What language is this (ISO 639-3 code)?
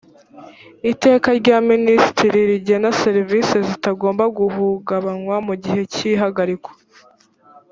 kin